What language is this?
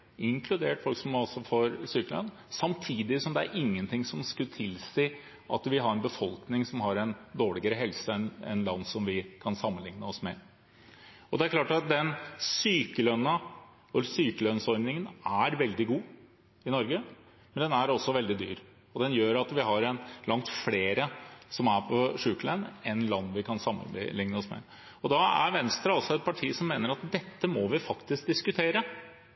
Norwegian Bokmål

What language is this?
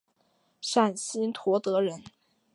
Chinese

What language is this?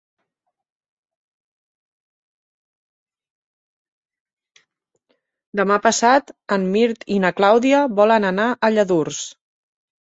Catalan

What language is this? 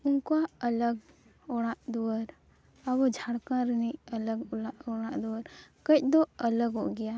Santali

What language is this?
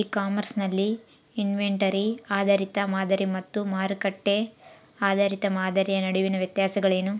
Kannada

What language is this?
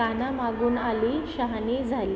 Marathi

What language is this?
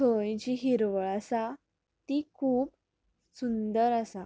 Konkani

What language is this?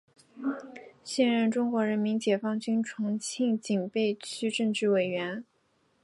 Chinese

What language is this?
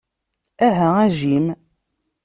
Kabyle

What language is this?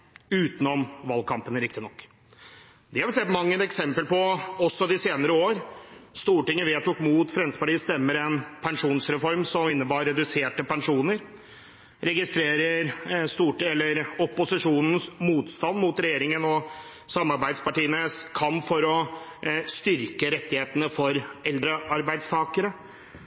Norwegian Bokmål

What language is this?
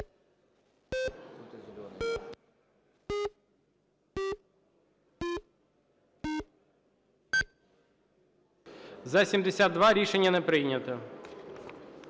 Ukrainian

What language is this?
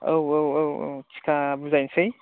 Bodo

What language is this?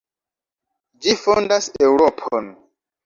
Esperanto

